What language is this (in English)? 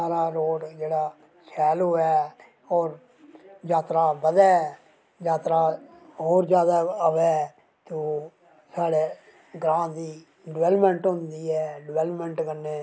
Dogri